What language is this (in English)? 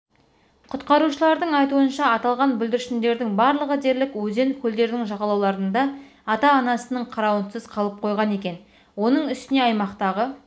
Kazakh